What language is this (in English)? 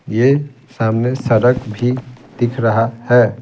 Hindi